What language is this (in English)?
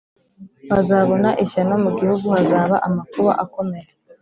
Kinyarwanda